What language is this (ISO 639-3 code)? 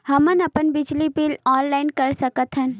hne